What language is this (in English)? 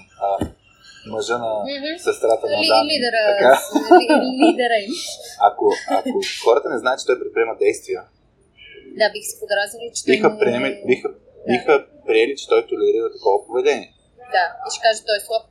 Bulgarian